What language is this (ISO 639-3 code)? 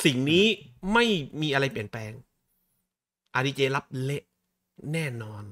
tha